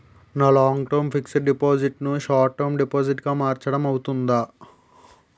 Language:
Telugu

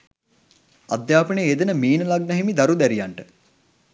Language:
Sinhala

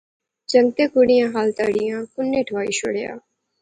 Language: Pahari-Potwari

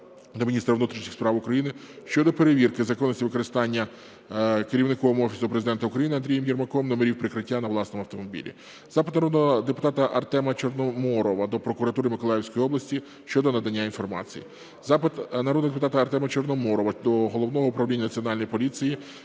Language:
Ukrainian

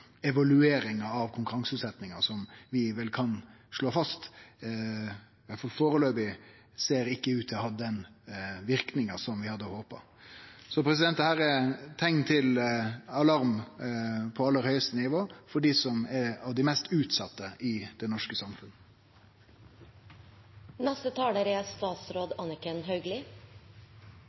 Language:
Norwegian Nynorsk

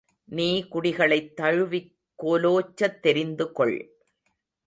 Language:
Tamil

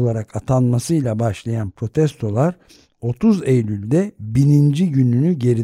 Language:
Turkish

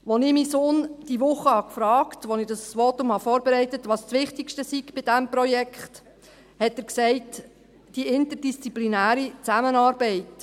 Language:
Swiss German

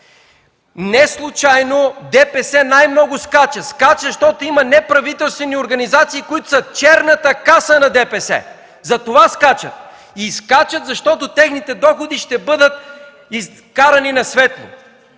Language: Bulgarian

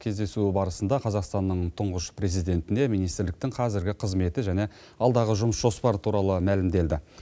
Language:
Kazakh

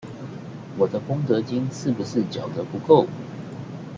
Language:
Chinese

